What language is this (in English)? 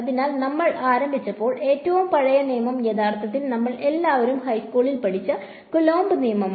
Malayalam